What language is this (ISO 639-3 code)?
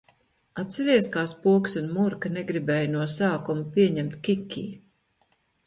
lav